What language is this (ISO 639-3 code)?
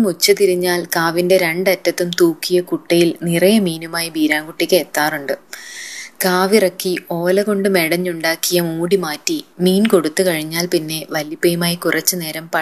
mal